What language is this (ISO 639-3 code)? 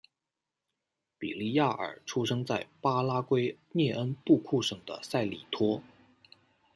zho